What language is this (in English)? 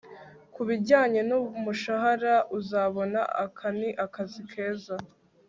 Kinyarwanda